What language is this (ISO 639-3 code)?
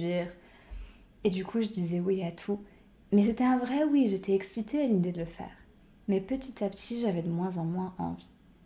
fra